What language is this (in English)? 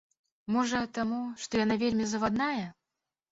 Belarusian